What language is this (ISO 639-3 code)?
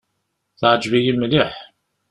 kab